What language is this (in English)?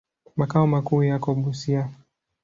Swahili